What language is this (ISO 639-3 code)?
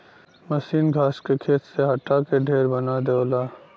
bho